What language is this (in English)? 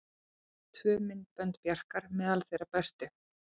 Icelandic